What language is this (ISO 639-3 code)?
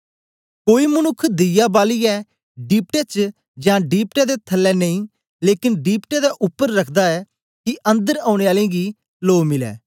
doi